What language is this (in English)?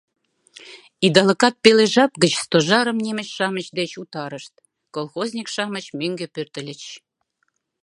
Mari